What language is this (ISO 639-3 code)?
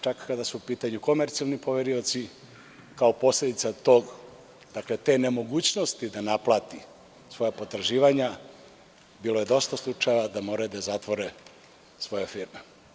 srp